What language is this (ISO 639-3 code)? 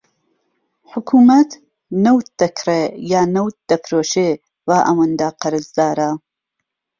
ckb